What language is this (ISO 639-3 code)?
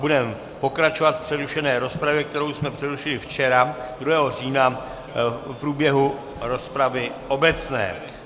ces